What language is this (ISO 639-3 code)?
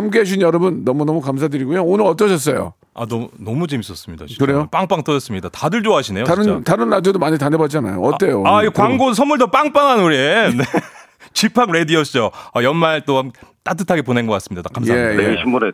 kor